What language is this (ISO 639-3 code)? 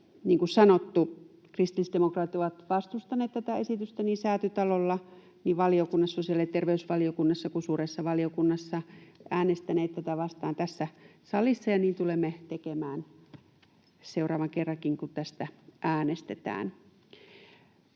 fin